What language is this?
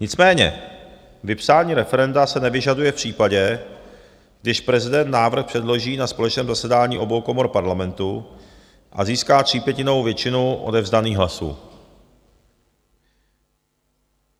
Czech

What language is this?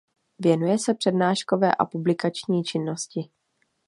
Czech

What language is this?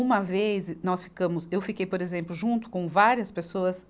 Portuguese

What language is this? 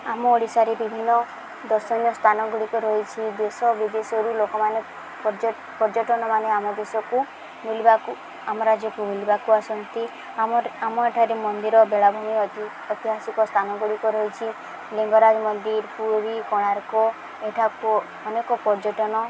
Odia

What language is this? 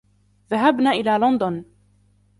Arabic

